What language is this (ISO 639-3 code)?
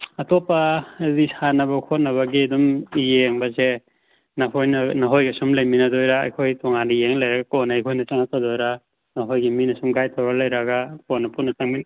mni